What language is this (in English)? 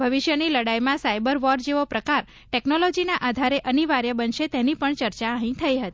Gujarati